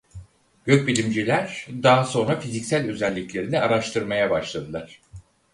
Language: Turkish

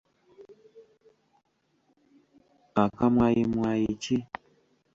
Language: Ganda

